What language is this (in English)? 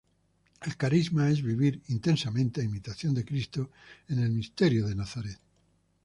Spanish